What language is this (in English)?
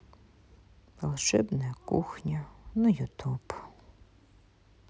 Russian